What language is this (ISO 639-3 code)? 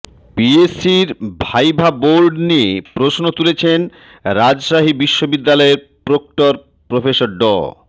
ben